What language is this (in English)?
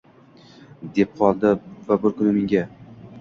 Uzbek